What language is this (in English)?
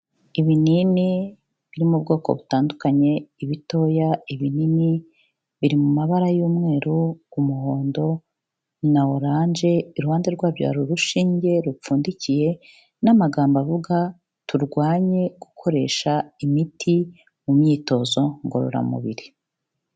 Kinyarwanda